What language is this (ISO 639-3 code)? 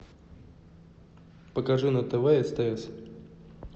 rus